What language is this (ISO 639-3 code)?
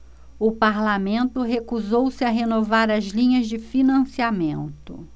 por